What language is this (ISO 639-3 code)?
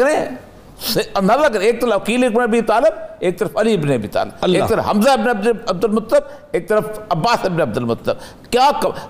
urd